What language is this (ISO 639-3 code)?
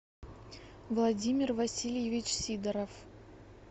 rus